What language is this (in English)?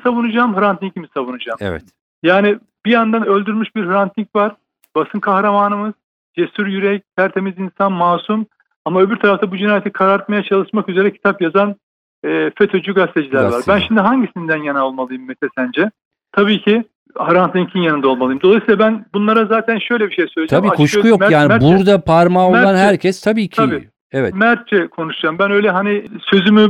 Turkish